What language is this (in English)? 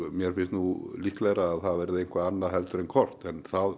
Icelandic